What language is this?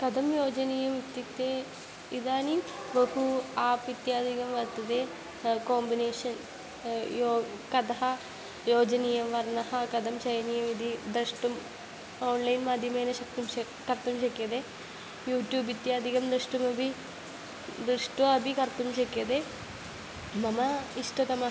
Sanskrit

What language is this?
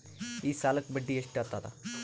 Kannada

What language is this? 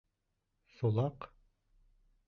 Bashkir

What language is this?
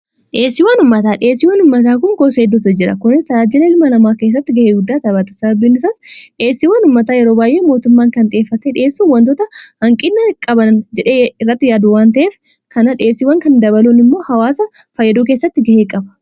Oromo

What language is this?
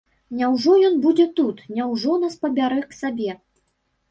Belarusian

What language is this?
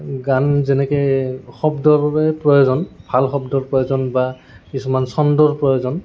Assamese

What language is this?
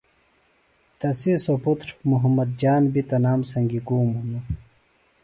Phalura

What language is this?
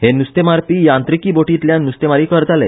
Konkani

